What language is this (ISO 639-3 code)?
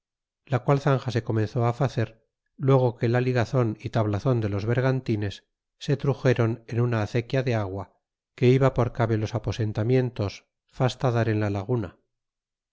spa